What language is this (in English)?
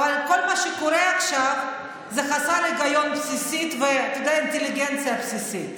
Hebrew